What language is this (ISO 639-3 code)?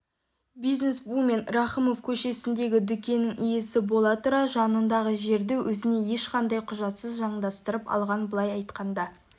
kaz